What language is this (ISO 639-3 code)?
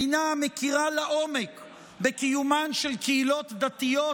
heb